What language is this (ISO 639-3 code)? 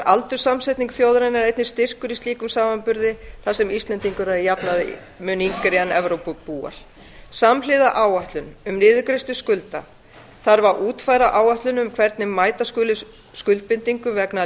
isl